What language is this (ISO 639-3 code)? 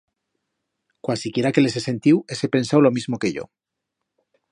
arg